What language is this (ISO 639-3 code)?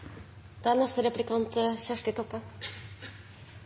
nno